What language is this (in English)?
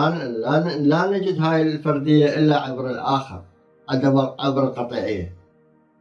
Arabic